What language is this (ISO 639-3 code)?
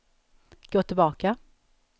swe